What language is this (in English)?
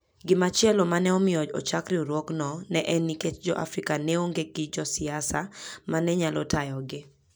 Luo (Kenya and Tanzania)